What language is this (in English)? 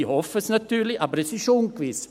Swiss German